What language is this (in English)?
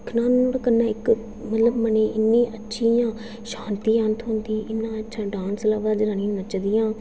Dogri